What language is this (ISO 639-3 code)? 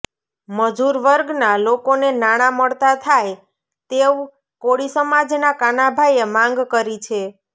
guj